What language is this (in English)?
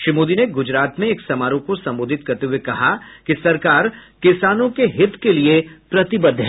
Hindi